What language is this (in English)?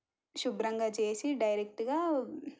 Telugu